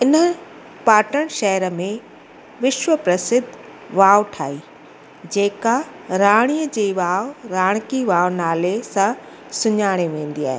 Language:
Sindhi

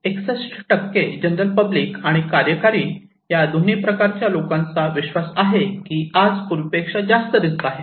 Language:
Marathi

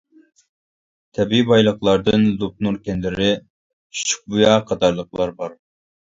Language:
Uyghur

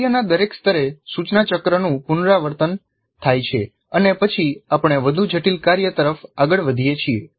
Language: Gujarati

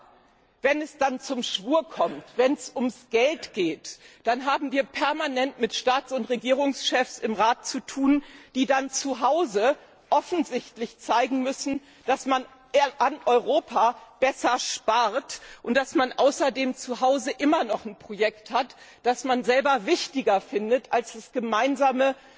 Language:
German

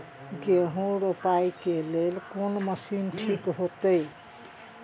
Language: Maithili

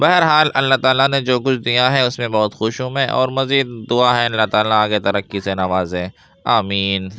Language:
Urdu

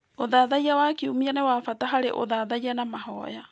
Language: Kikuyu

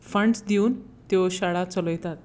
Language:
Konkani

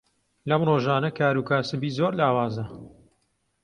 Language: Central Kurdish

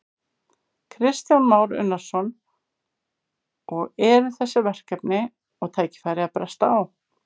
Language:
Icelandic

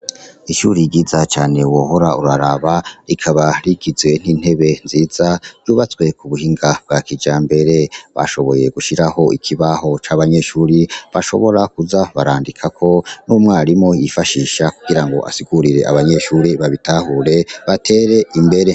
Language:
Rundi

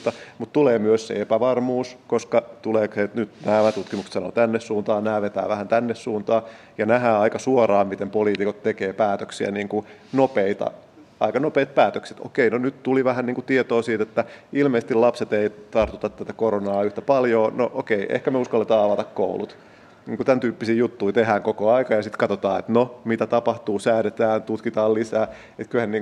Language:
Finnish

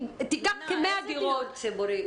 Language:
Hebrew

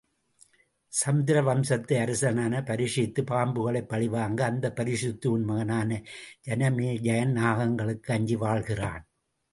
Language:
Tamil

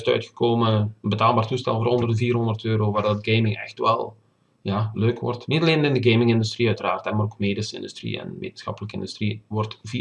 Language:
Dutch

